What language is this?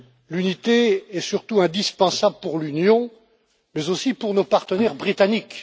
French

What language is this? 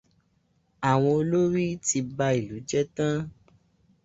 Yoruba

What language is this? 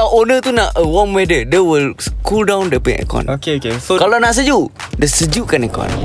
Malay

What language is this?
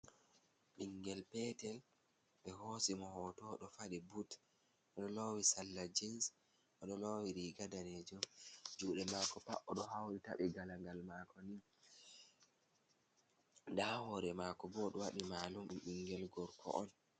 Fula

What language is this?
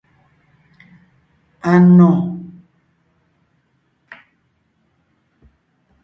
Ngiemboon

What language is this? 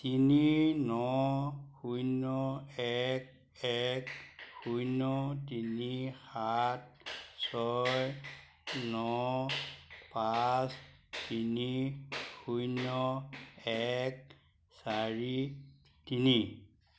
Assamese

